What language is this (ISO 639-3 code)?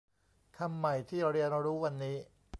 tha